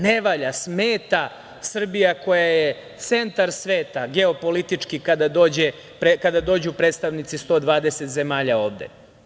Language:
Serbian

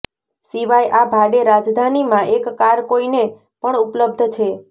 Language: Gujarati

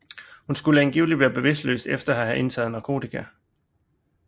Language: Danish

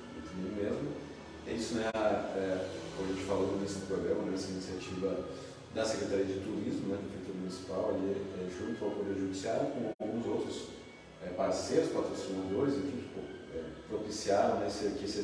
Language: Portuguese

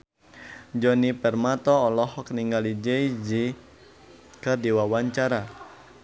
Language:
Sundanese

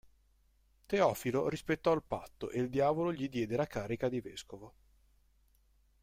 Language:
Italian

